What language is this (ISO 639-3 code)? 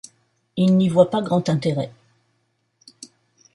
fra